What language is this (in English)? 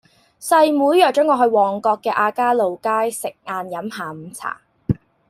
Cantonese